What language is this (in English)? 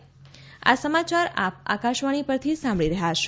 Gujarati